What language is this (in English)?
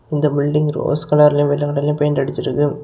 Tamil